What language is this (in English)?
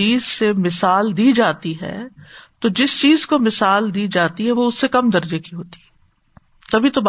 Urdu